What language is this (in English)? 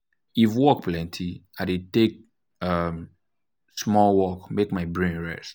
Nigerian Pidgin